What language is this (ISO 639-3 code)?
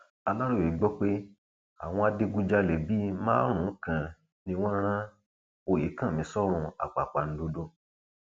yor